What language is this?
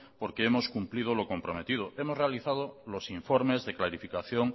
Spanish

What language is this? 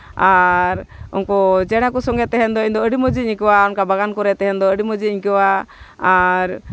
Santali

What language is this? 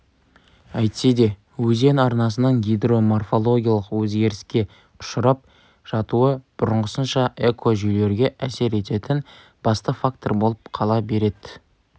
Kazakh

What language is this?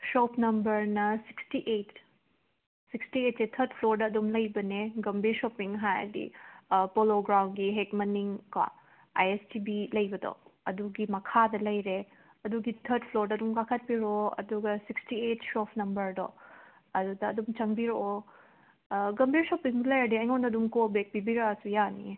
Manipuri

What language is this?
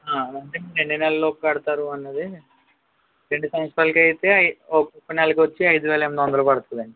Telugu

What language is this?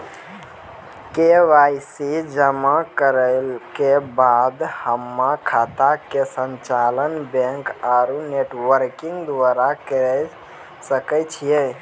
Maithili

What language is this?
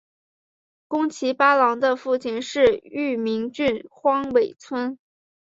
Chinese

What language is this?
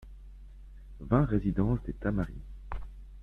French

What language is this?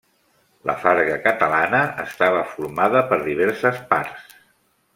Catalan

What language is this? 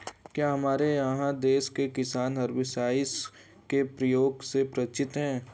Hindi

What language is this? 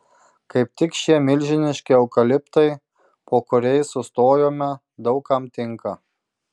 Lithuanian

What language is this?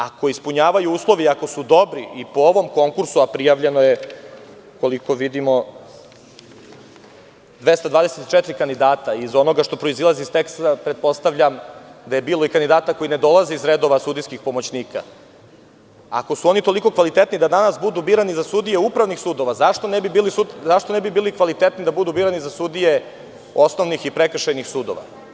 Serbian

